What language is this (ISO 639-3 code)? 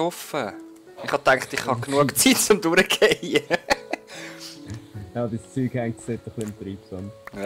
deu